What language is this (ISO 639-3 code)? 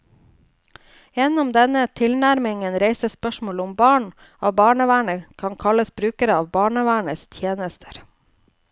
nor